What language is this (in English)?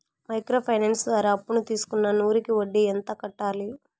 Telugu